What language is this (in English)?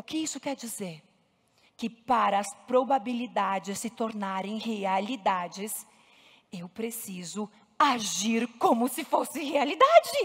Portuguese